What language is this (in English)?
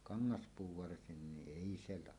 Finnish